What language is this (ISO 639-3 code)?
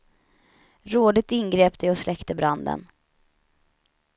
swe